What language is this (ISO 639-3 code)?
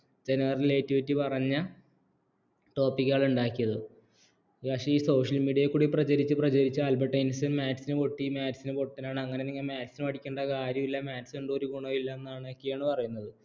mal